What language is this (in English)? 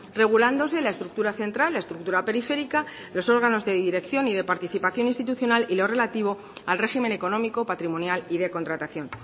Spanish